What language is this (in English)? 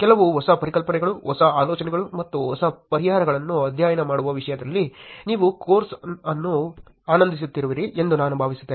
Kannada